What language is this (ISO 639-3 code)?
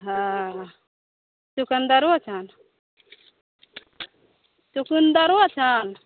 mai